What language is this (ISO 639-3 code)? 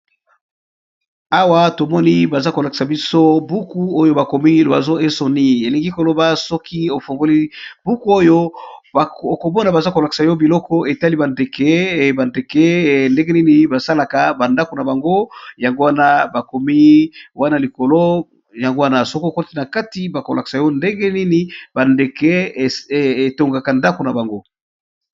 lin